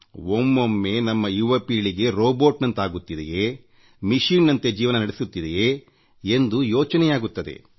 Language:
Kannada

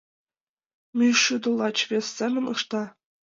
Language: Mari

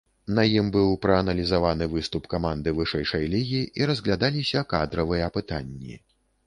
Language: Belarusian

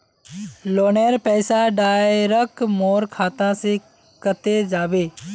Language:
Magahi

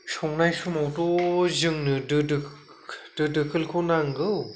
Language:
Bodo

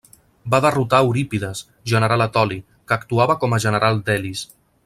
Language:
Catalan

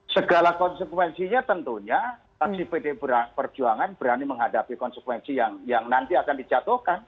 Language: Indonesian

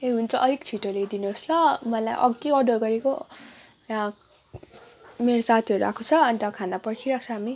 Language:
Nepali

